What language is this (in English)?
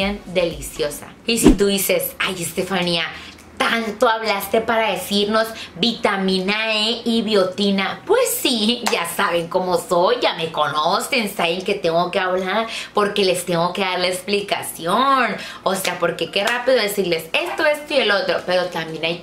Spanish